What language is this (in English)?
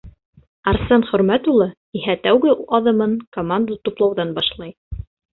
Bashkir